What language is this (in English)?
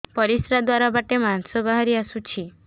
Odia